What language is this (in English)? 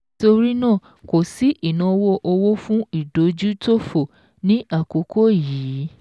Yoruba